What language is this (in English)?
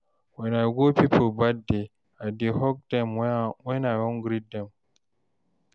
Nigerian Pidgin